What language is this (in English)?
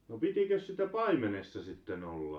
Finnish